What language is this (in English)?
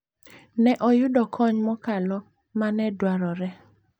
Luo (Kenya and Tanzania)